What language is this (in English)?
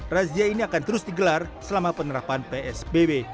Indonesian